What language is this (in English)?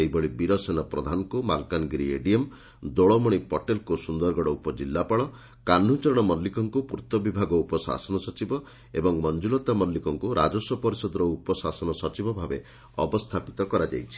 Odia